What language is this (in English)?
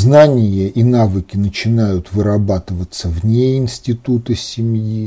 Russian